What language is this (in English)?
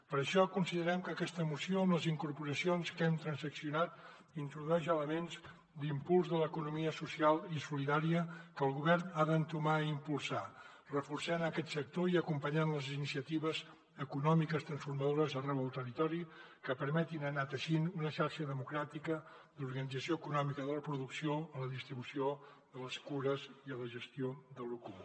Catalan